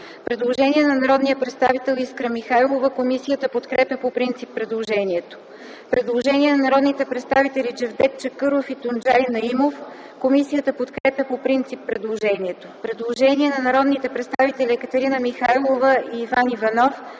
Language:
Bulgarian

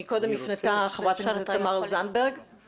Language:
Hebrew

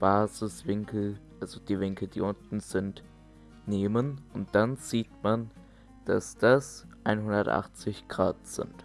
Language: German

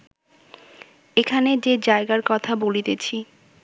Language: Bangla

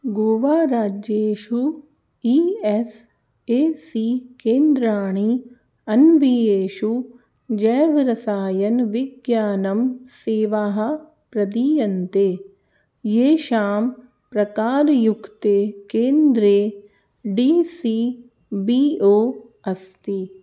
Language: Sanskrit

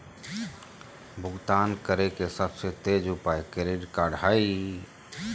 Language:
Magahi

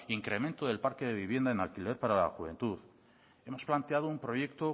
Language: Spanish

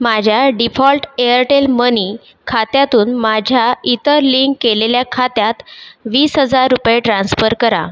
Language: Marathi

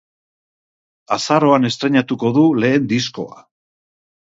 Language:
Basque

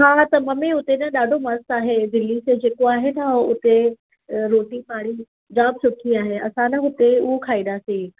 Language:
Sindhi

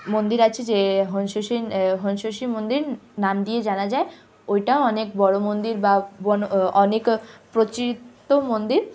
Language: Bangla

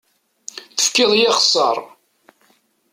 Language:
Kabyle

